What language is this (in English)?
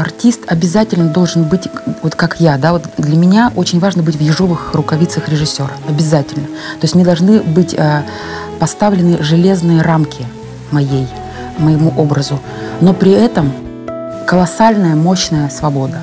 Russian